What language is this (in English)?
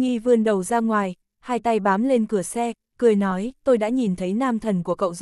Vietnamese